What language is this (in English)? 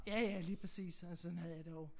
Danish